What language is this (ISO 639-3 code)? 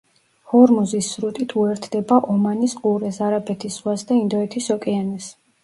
kat